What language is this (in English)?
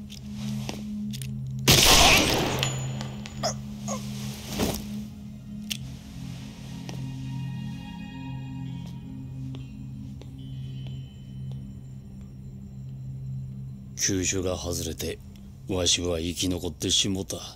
Japanese